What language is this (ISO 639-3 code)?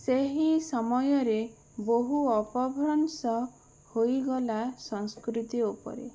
ori